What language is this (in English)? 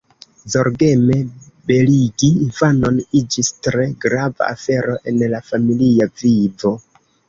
Esperanto